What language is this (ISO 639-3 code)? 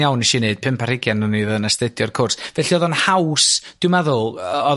cym